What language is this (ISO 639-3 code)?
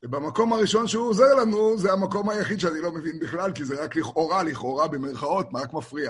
heb